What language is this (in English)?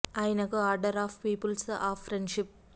Telugu